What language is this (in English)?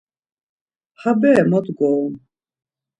Laz